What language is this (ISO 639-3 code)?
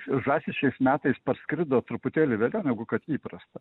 lit